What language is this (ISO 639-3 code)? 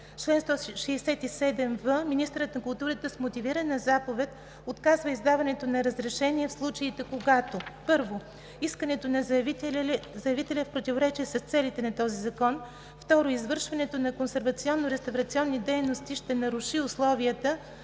bul